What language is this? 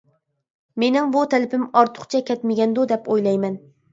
Uyghur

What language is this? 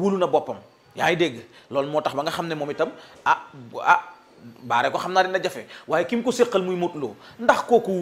Indonesian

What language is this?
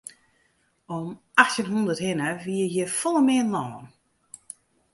Western Frisian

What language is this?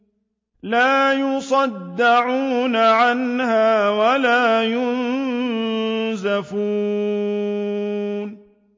Arabic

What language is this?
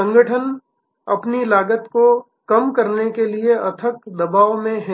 Hindi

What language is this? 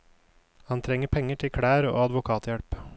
Norwegian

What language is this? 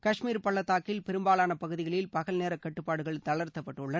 Tamil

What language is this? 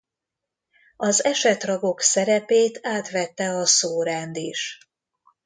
Hungarian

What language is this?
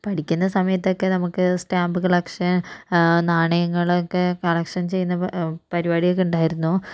Malayalam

